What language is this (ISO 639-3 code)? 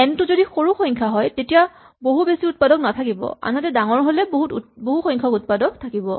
asm